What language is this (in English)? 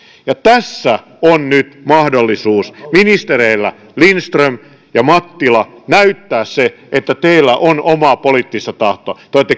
Finnish